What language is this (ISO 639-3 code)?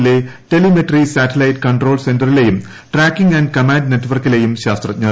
mal